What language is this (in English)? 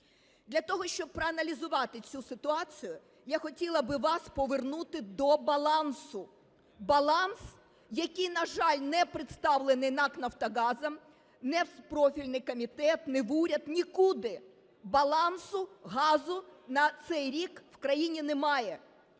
Ukrainian